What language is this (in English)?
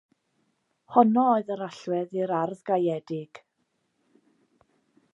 Welsh